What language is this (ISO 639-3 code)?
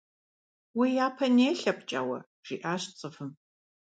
kbd